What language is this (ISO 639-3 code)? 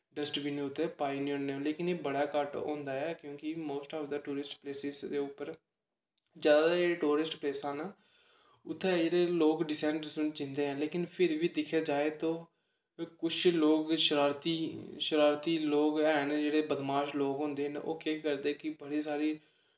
doi